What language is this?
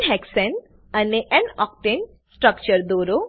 Gujarati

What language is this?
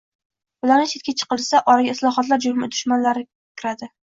Uzbek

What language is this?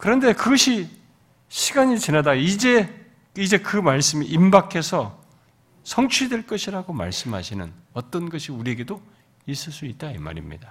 Korean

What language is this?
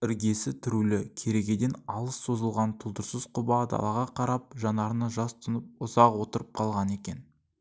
Kazakh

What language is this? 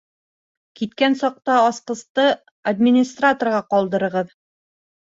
Bashkir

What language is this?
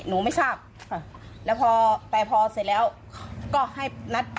Thai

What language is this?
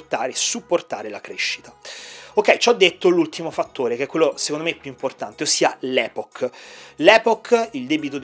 Italian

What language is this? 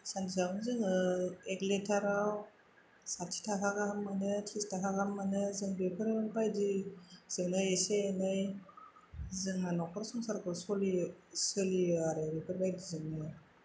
Bodo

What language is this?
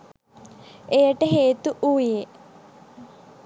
Sinhala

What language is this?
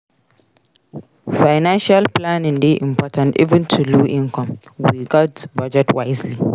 Nigerian Pidgin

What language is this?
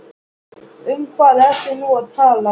Icelandic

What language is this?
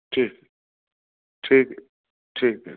Urdu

